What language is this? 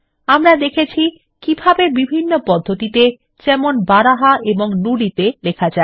Bangla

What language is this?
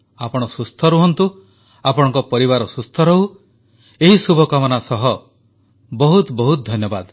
Odia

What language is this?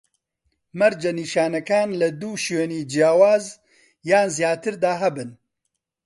Central Kurdish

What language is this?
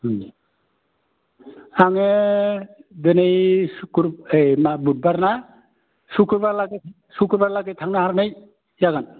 Bodo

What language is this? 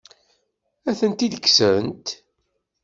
Kabyle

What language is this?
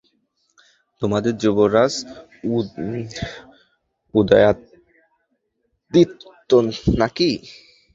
Bangla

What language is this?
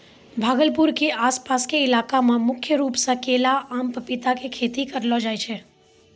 Maithili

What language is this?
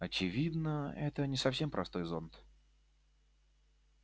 Russian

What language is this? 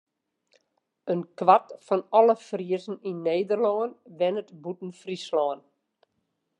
Western Frisian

